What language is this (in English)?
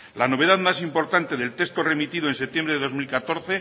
Spanish